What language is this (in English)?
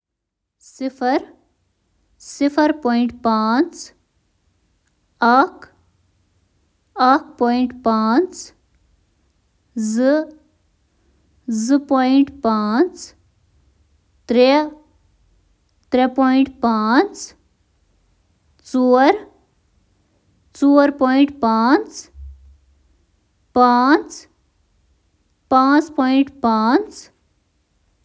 Kashmiri